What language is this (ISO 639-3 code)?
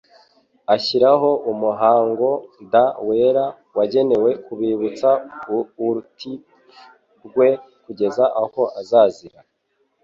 kin